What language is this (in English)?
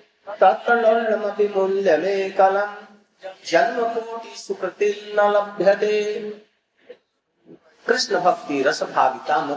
Hindi